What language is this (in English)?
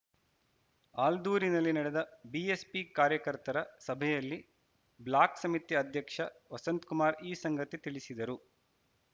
Kannada